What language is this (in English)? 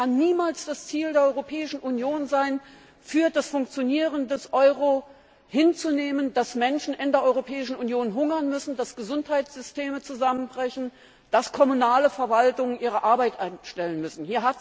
German